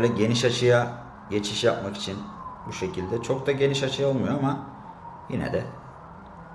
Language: Turkish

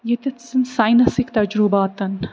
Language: Kashmiri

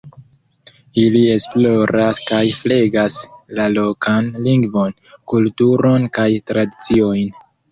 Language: Esperanto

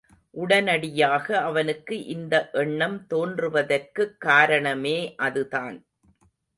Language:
Tamil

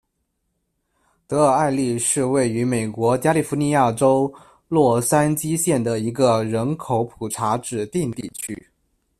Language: Chinese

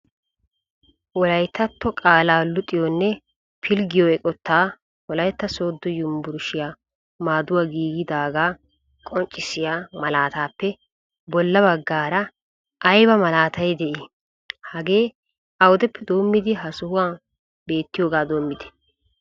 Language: Wolaytta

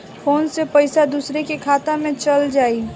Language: Bhojpuri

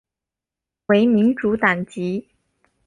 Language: Chinese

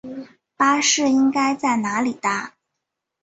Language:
Chinese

